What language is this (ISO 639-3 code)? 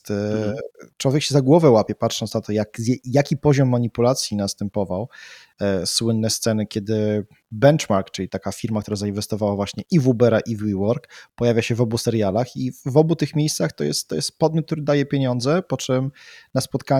pol